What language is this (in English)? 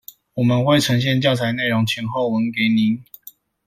Chinese